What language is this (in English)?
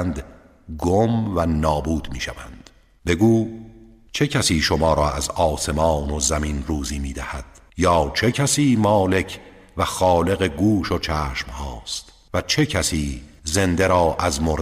Persian